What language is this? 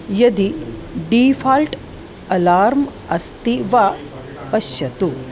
Sanskrit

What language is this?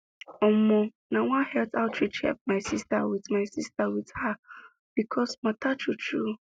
Nigerian Pidgin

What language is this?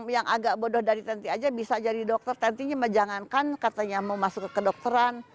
Indonesian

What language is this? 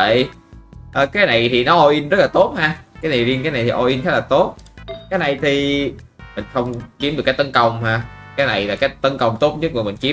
Vietnamese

